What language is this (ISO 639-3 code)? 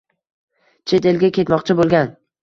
uzb